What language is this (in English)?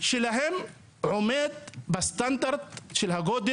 Hebrew